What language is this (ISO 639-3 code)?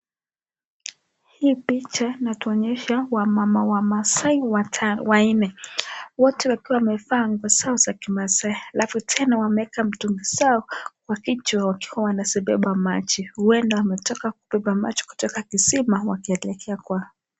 swa